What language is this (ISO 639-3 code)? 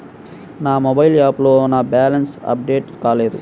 tel